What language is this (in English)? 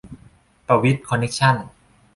Thai